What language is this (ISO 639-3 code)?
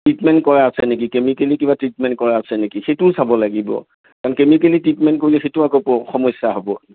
asm